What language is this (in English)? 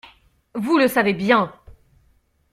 French